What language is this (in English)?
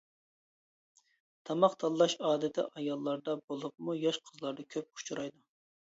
Uyghur